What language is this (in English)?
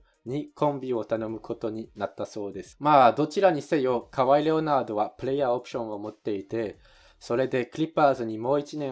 Japanese